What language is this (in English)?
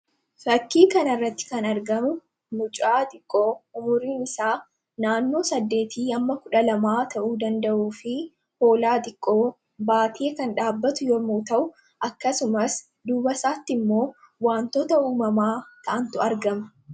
Oromo